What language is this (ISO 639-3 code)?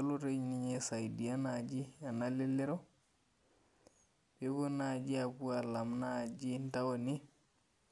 mas